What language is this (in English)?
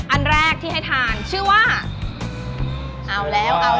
Thai